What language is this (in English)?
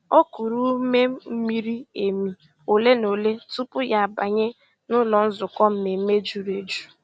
Igbo